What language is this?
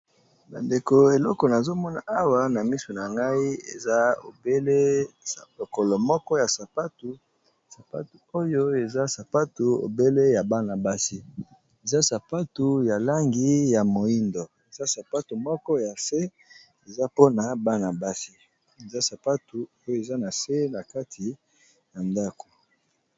Lingala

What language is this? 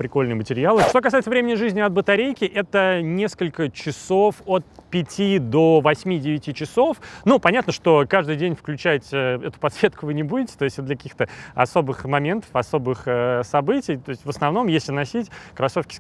Russian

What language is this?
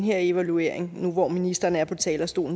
Danish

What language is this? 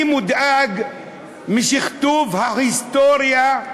Hebrew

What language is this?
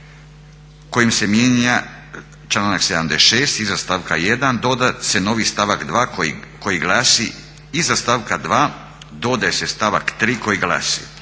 Croatian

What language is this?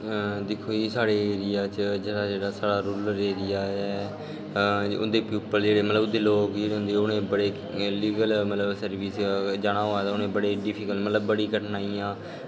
Dogri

